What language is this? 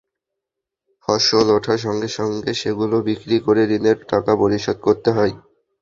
Bangla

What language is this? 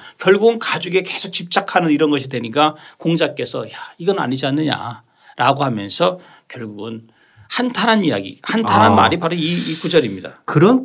Korean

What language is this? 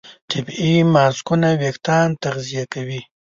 Pashto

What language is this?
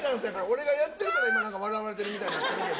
Japanese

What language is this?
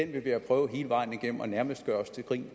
Danish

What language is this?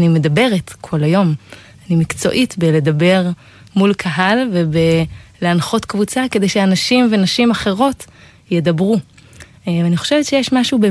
Hebrew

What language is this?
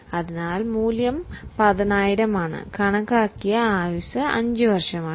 Malayalam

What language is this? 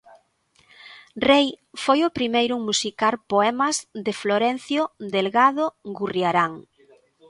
Galician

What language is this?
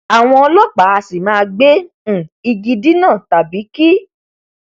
Yoruba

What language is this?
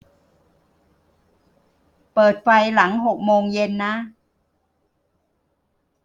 Thai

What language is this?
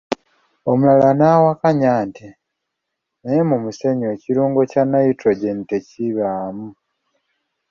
Ganda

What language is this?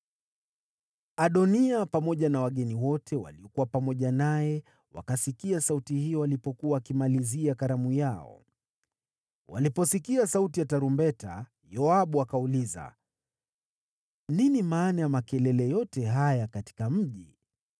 Swahili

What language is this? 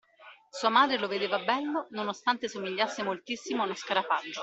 Italian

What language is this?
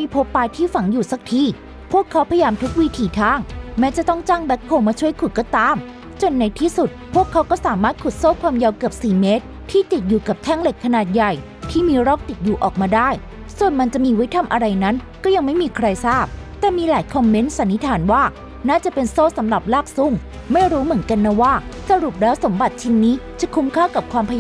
Thai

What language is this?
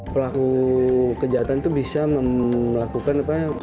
Indonesian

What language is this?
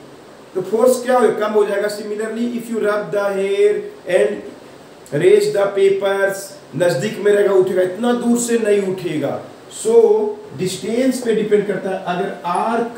Hindi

